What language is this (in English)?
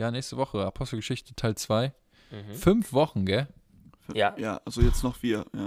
German